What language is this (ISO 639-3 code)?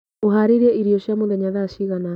kik